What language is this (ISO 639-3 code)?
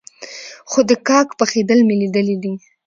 pus